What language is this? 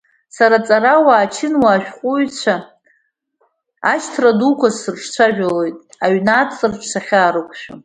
Abkhazian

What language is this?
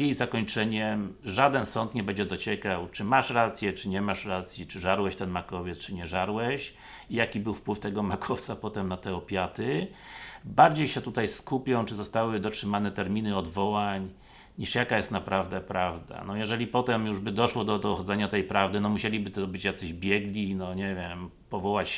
Polish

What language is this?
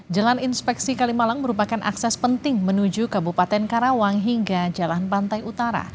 Indonesian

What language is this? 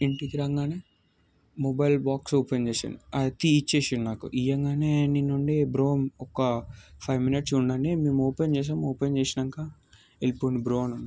Telugu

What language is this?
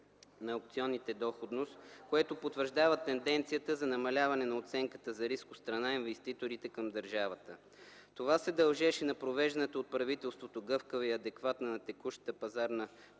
Bulgarian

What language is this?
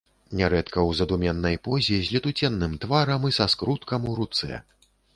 Belarusian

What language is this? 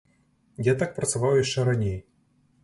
Belarusian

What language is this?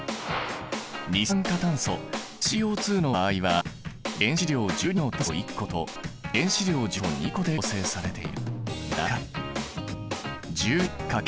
Japanese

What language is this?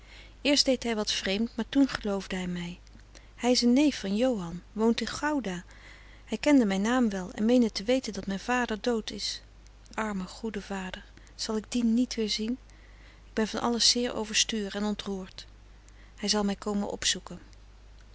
Dutch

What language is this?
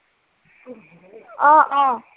Assamese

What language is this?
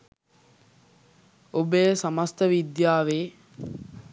Sinhala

